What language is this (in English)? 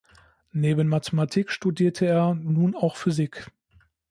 German